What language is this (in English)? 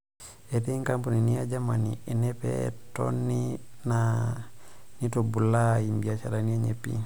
Masai